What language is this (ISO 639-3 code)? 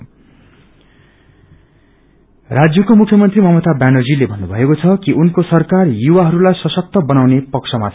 nep